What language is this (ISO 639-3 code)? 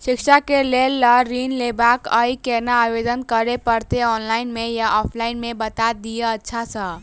mai